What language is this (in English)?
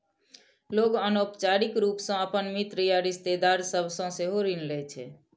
Maithili